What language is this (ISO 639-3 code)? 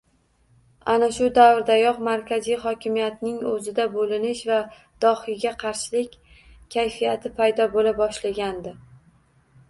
uzb